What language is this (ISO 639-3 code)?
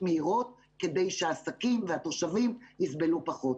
heb